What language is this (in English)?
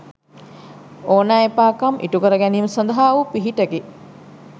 Sinhala